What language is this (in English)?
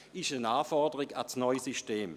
Swiss German